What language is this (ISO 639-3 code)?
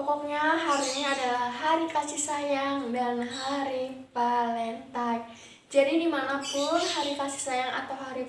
ind